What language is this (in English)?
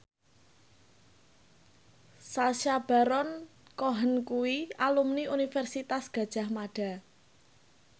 Javanese